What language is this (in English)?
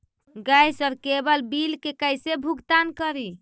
Magahi